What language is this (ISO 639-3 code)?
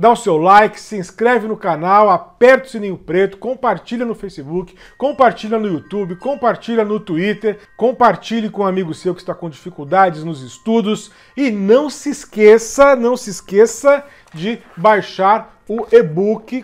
por